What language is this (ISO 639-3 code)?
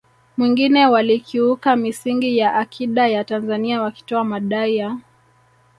swa